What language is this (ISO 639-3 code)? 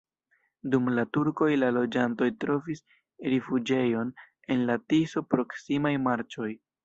epo